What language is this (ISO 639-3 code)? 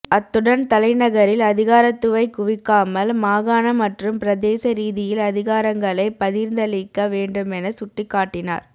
tam